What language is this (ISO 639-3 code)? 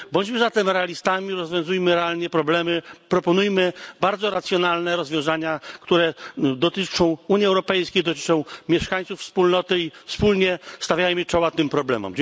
pol